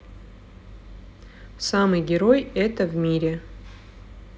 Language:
Russian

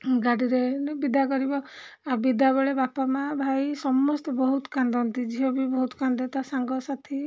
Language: Odia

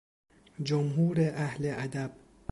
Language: Persian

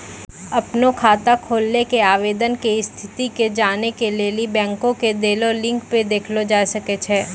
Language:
Maithili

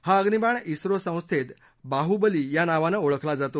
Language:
Marathi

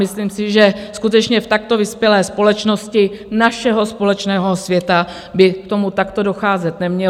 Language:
Czech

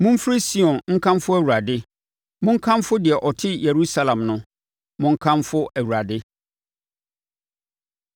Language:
Akan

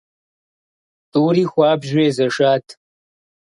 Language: Kabardian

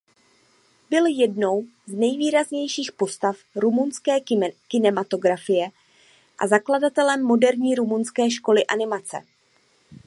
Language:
Czech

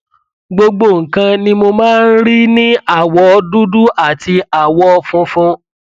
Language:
Yoruba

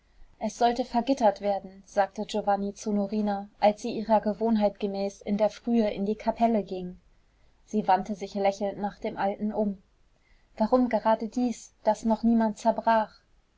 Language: German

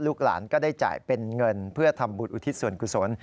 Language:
Thai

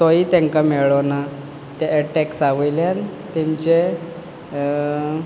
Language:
Konkani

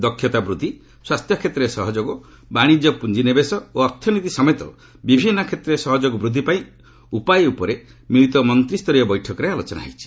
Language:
Odia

